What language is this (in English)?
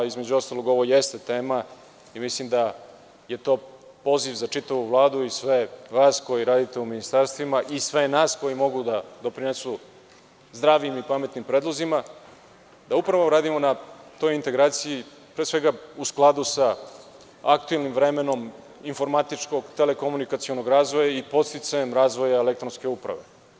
Serbian